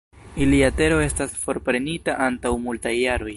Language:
Esperanto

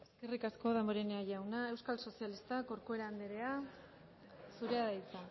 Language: Basque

